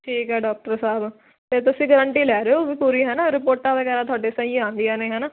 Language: Punjabi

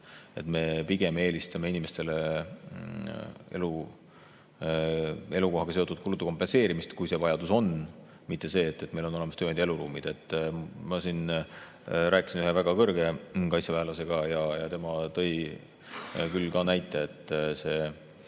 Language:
Estonian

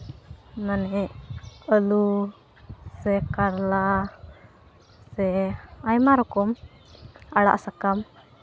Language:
Santali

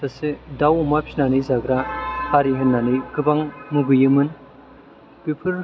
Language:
Bodo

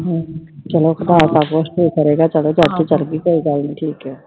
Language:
Punjabi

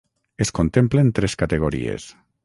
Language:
Catalan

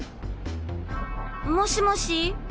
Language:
Japanese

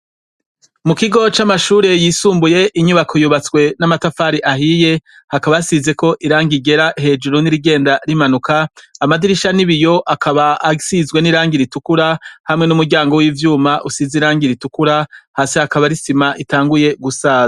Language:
Rundi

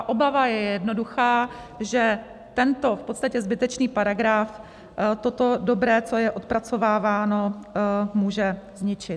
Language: Czech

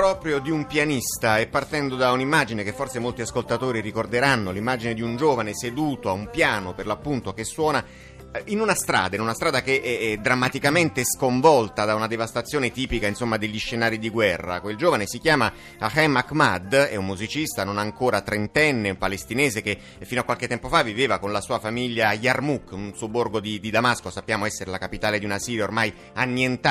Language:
Italian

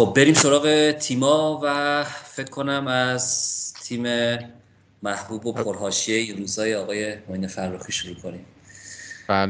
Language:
Persian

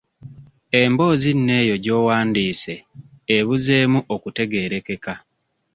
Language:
Ganda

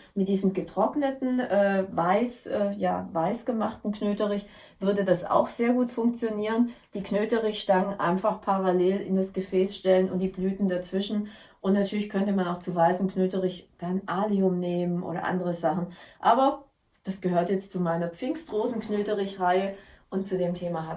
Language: German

